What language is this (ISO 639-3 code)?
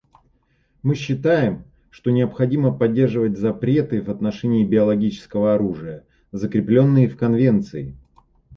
rus